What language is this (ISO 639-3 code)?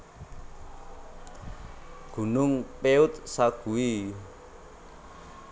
jav